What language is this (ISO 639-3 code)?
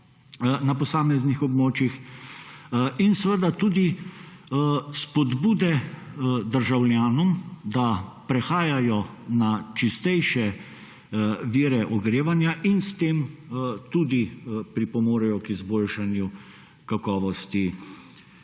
slv